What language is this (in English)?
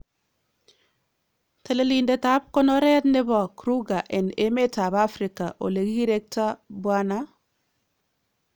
Kalenjin